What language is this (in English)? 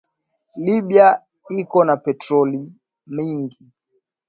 Swahili